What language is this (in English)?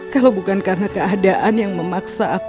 Indonesian